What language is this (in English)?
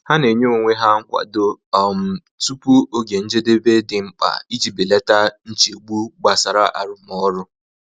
Igbo